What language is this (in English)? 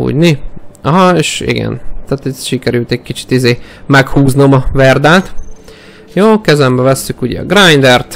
Hungarian